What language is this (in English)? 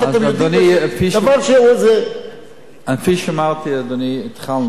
Hebrew